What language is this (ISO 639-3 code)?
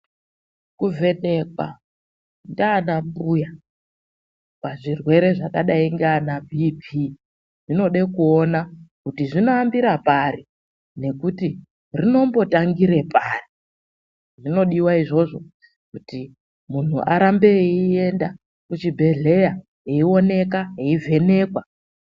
ndc